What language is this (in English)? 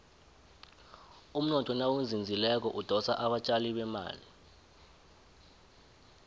South Ndebele